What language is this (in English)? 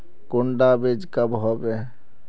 Magahi